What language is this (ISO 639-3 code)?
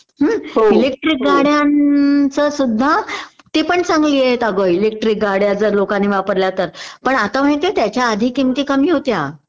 mar